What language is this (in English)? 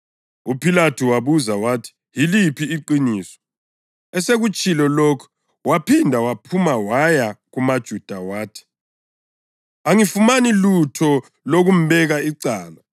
North Ndebele